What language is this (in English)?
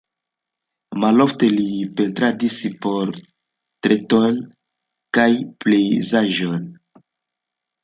Esperanto